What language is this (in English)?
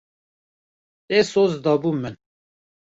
Kurdish